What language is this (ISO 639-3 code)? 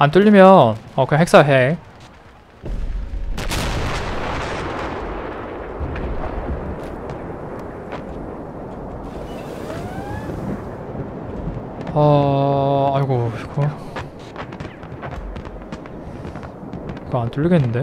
kor